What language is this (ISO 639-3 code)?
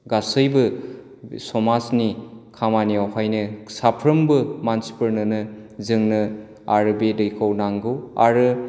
brx